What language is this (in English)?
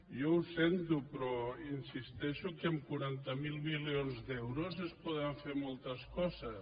Catalan